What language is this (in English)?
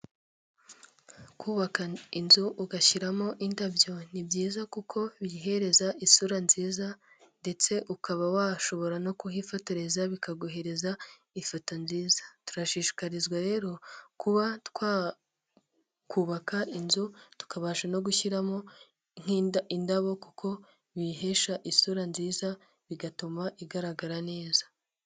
Kinyarwanda